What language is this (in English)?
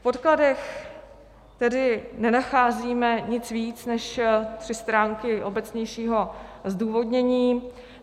Czech